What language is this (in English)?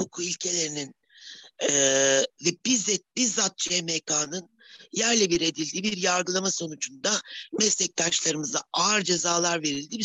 Turkish